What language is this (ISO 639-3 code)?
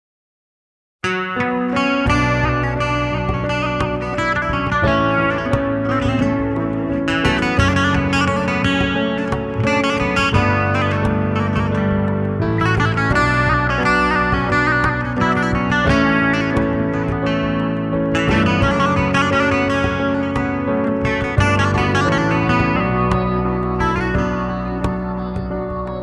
ron